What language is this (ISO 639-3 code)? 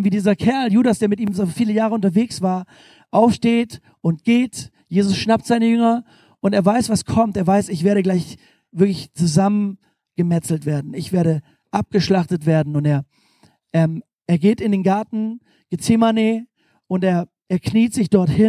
deu